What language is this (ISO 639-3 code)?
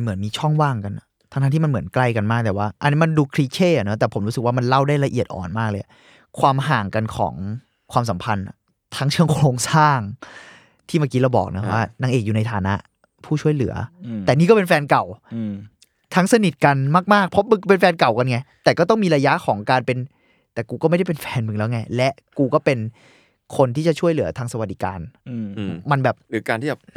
tha